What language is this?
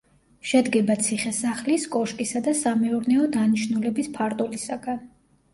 Georgian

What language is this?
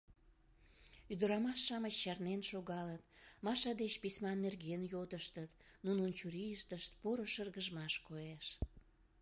Mari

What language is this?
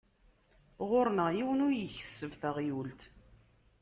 Kabyle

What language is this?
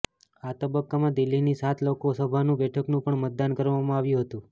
Gujarati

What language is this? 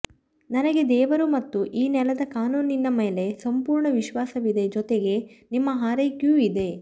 Kannada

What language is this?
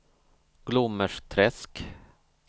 Swedish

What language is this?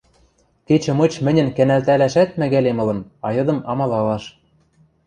Western Mari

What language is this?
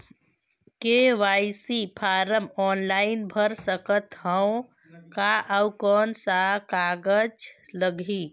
Chhattisgarhi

